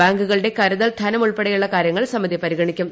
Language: Malayalam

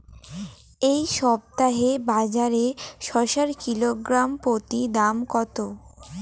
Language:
Bangla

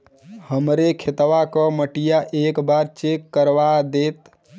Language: Bhojpuri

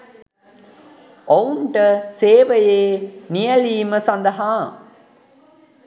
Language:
Sinhala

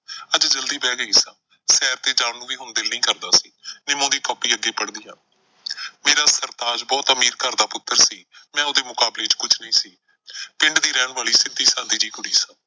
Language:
Punjabi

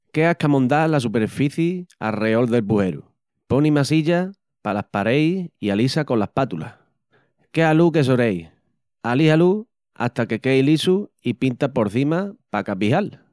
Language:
Extremaduran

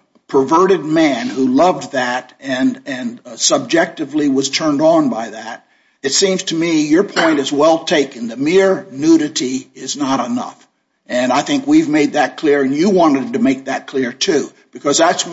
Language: English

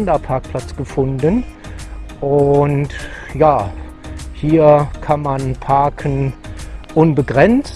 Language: German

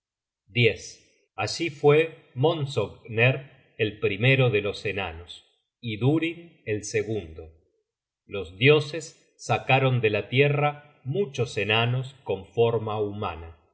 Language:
Spanish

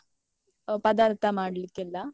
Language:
Kannada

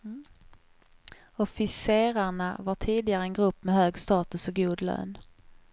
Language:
Swedish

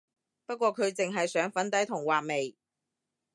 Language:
Cantonese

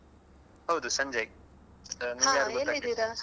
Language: Kannada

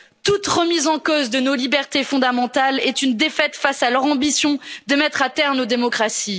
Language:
French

